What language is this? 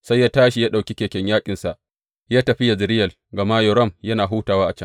Hausa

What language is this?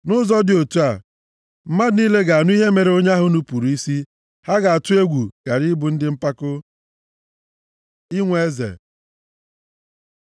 Igbo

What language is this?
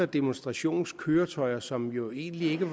Danish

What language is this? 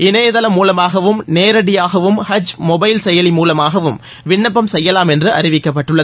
Tamil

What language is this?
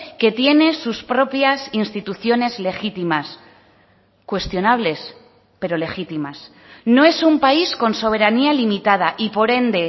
Spanish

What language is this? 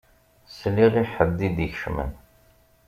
Kabyle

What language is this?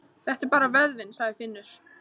Icelandic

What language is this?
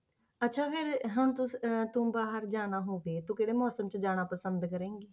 Punjabi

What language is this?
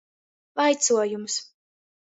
Latgalian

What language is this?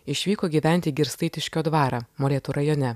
Lithuanian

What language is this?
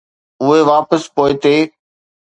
Sindhi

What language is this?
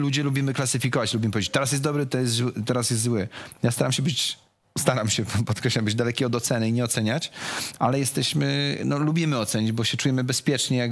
Polish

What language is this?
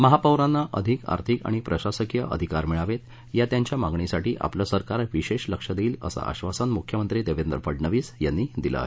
Marathi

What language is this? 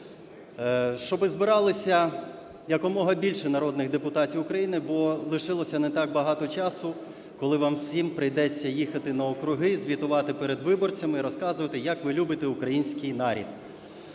Ukrainian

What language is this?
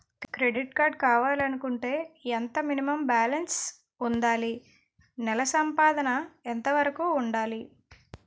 Telugu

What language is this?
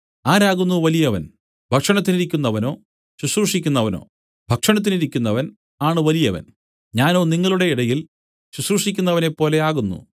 Malayalam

